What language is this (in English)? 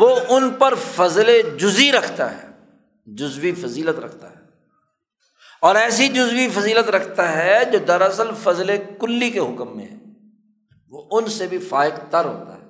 Urdu